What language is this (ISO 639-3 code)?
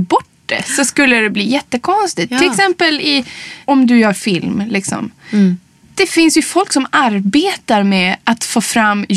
swe